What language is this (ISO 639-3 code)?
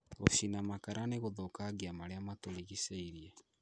kik